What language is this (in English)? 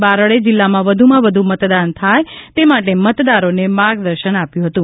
Gujarati